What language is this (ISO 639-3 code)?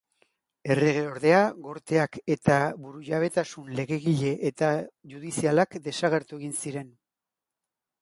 eus